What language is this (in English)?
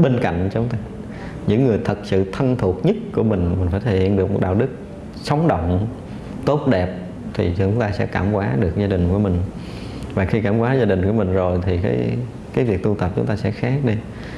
Vietnamese